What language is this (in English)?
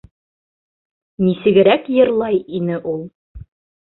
Bashkir